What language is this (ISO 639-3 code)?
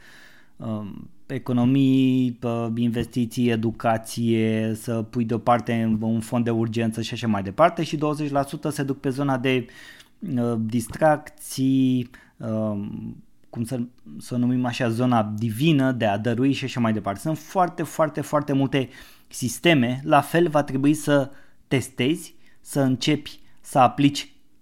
ron